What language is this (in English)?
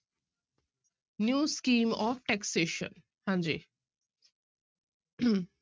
Punjabi